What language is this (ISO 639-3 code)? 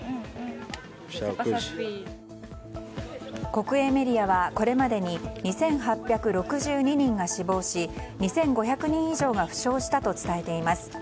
jpn